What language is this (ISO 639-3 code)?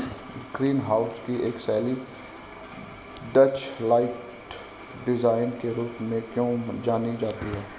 hin